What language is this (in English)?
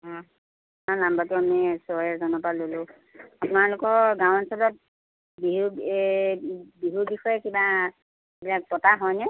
Assamese